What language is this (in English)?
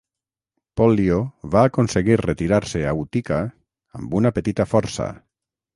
Catalan